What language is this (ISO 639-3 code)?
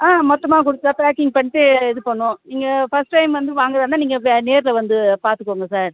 tam